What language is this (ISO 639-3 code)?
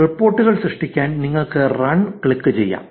mal